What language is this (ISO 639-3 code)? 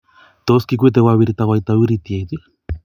kln